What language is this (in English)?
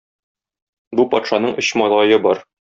Tatar